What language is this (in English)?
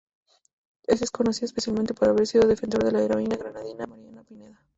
Spanish